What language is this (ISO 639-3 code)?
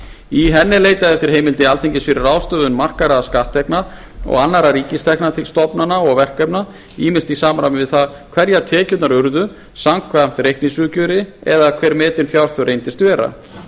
isl